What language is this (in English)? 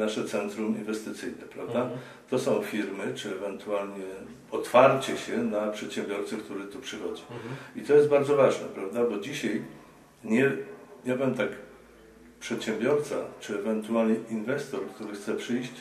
Polish